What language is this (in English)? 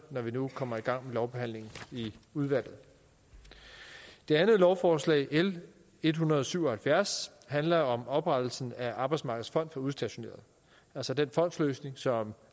Danish